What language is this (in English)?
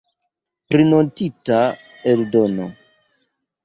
Esperanto